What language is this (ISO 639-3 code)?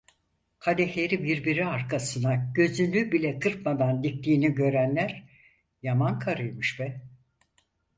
tur